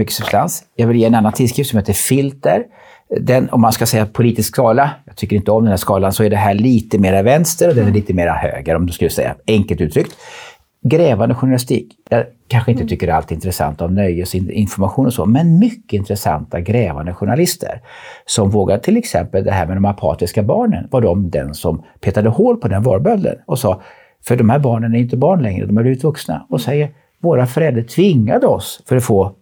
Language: Swedish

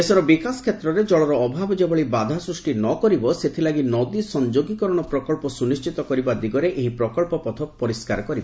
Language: Odia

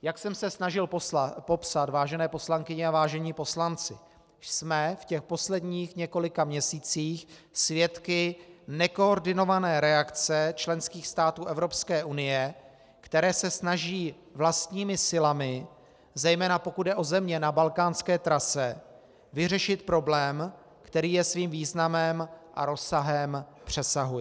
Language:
Czech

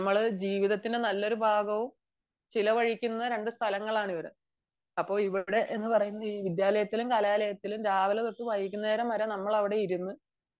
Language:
Malayalam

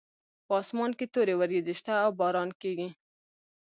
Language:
Pashto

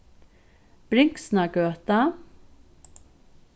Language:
Faroese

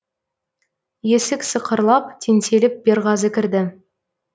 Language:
Kazakh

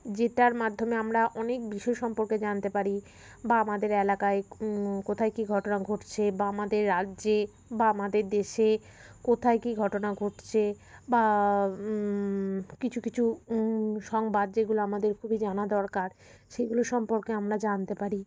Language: Bangla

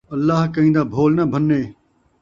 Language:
Saraiki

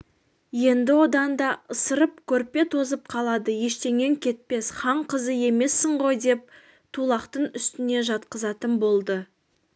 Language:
Kazakh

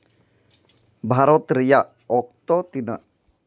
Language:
Santali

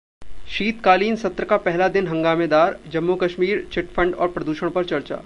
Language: Hindi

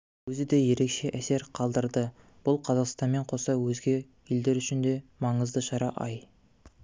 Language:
Kazakh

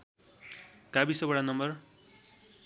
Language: Nepali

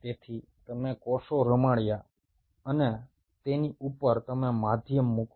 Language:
Gujarati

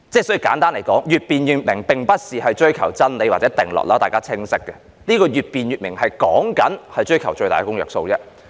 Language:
Cantonese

